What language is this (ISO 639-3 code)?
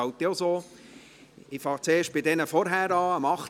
gsw